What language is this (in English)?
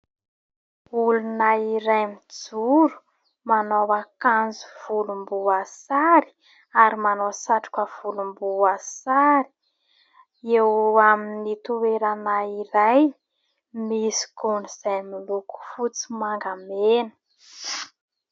Malagasy